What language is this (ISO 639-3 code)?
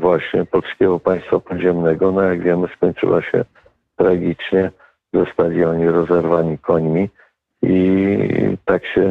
pol